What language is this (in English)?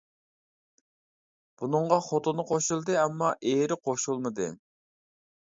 Uyghur